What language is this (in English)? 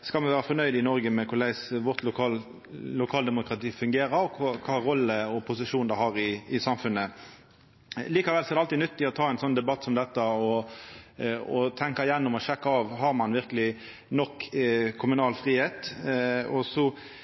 Norwegian Nynorsk